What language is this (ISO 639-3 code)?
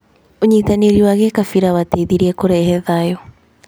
kik